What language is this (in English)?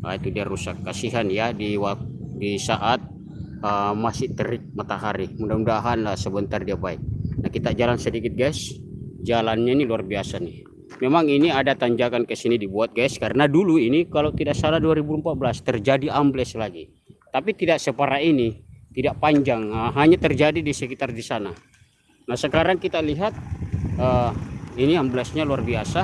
Indonesian